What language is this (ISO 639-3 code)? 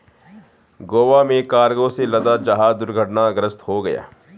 hin